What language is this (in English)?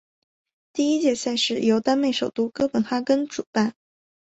Chinese